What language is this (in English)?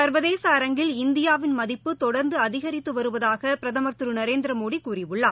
Tamil